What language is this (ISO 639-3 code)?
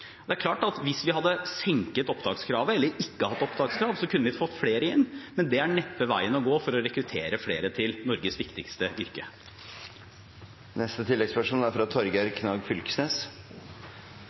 nor